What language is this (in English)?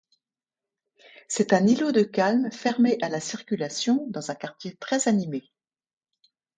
French